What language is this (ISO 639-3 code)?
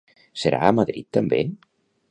cat